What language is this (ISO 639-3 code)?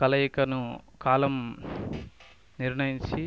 tel